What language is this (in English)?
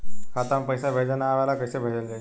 Bhojpuri